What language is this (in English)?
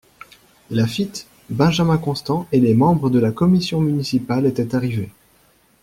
French